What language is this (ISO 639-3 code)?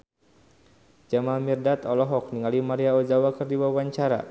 sun